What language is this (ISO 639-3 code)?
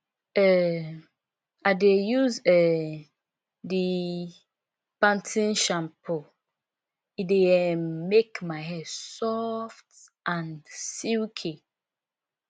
pcm